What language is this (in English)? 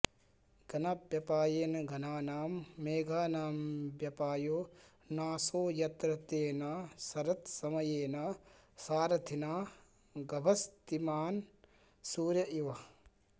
Sanskrit